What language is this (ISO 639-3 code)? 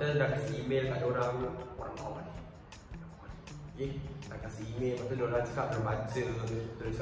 msa